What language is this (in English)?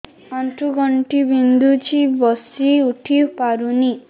Odia